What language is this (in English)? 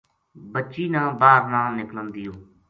Gujari